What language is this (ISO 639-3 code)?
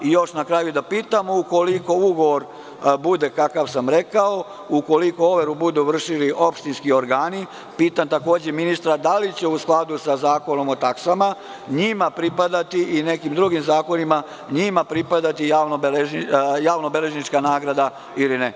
srp